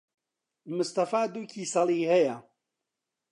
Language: Central Kurdish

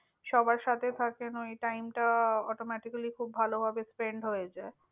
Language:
Bangla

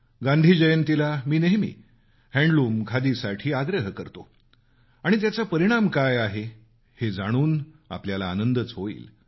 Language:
Marathi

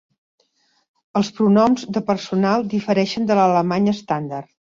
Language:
Catalan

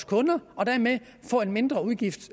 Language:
Danish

